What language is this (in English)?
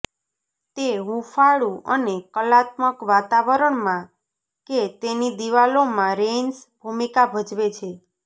Gujarati